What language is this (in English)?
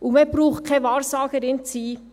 Swiss German